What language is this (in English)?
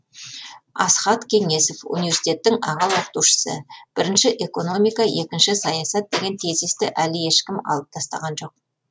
Kazakh